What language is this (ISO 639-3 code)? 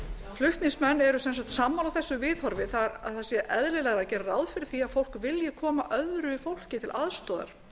isl